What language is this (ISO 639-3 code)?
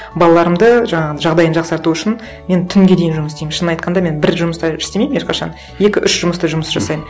kaz